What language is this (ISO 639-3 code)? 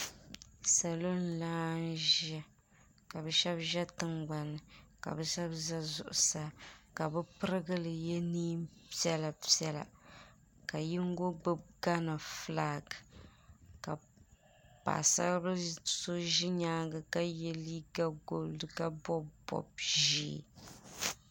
dag